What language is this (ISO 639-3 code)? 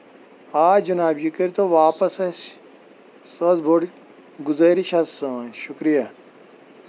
kas